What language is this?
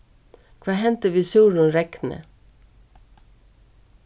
Faroese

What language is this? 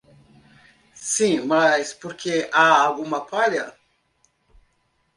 Portuguese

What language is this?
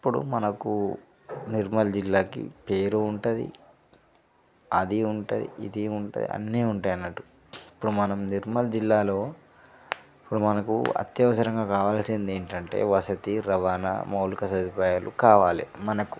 Telugu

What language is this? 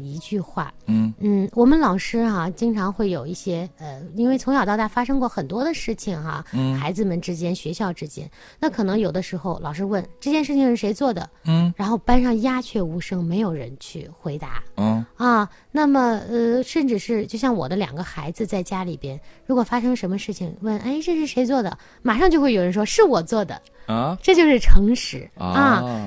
Chinese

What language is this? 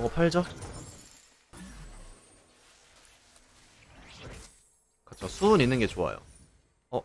Korean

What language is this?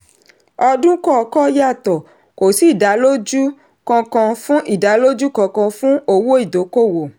Yoruba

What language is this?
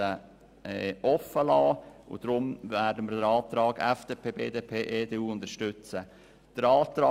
Swiss German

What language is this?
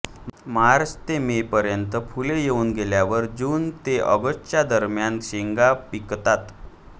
Marathi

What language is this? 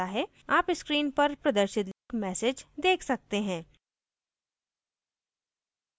Hindi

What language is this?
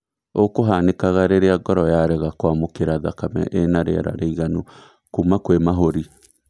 Kikuyu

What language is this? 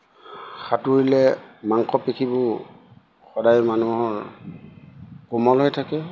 Assamese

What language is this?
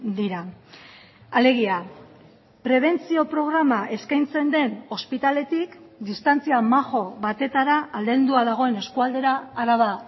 Basque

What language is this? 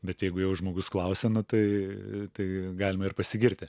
Lithuanian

